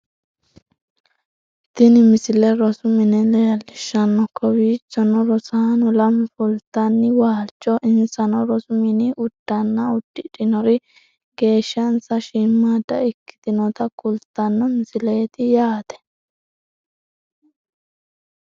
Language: Sidamo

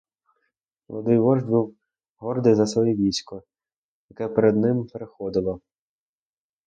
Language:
Ukrainian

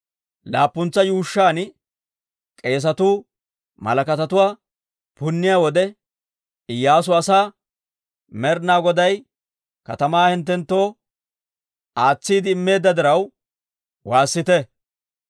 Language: Dawro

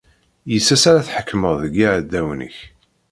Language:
Kabyle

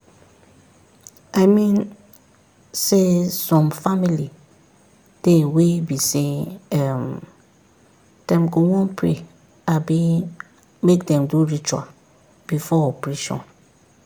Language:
Nigerian Pidgin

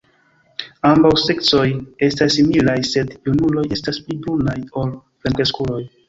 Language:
Esperanto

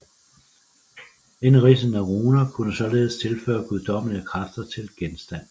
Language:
Danish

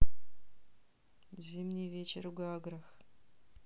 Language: Russian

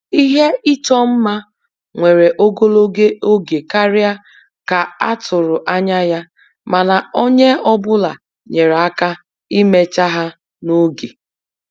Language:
Igbo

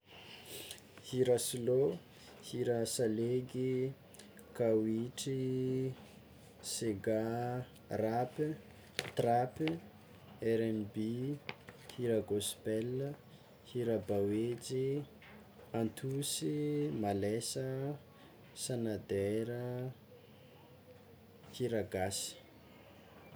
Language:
Tsimihety Malagasy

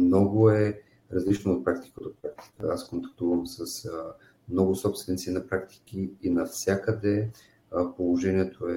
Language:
Bulgarian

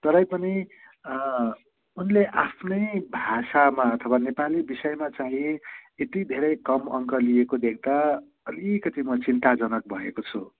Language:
Nepali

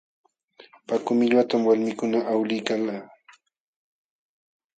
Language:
Jauja Wanca Quechua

